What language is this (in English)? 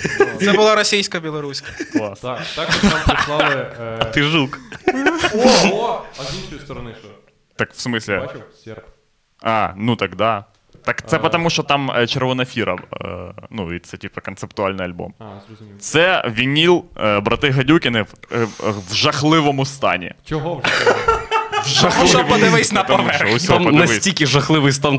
Ukrainian